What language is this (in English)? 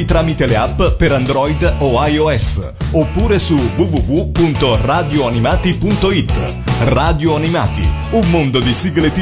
Italian